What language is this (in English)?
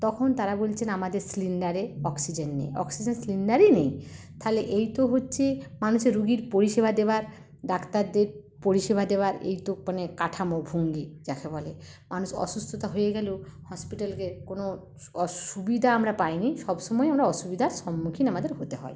Bangla